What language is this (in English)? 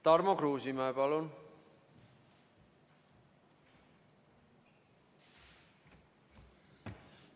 Estonian